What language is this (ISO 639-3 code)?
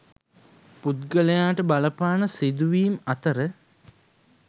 sin